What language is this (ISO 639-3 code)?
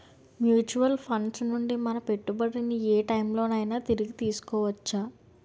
tel